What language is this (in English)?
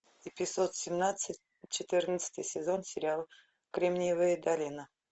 Russian